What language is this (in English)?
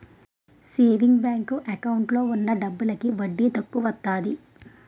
Telugu